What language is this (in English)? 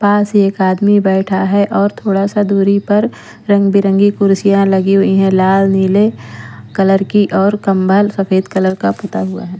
Hindi